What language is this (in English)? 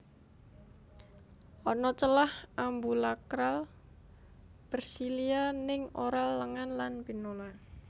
Javanese